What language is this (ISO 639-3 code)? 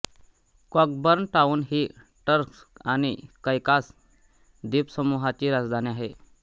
mar